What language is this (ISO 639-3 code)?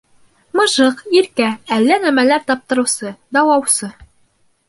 bak